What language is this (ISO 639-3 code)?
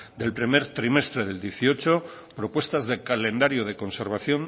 spa